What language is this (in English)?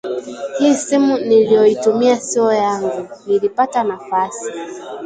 Swahili